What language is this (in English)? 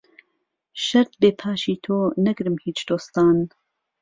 Central Kurdish